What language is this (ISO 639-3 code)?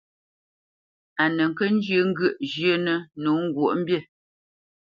bce